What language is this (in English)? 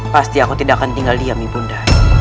Indonesian